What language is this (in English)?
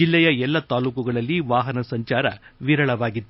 Kannada